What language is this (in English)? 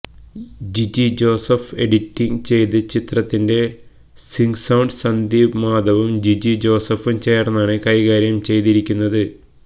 Malayalam